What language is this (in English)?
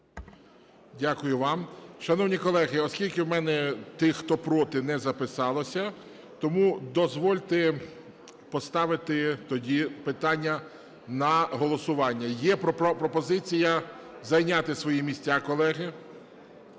Ukrainian